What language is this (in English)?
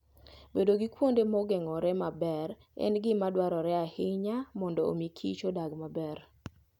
Luo (Kenya and Tanzania)